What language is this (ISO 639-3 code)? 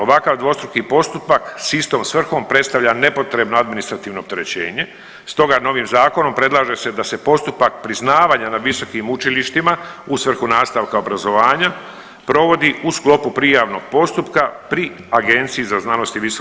hrv